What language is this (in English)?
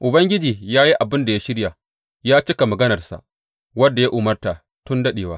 Hausa